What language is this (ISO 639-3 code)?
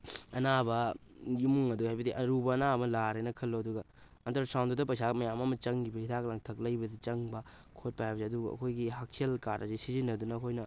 mni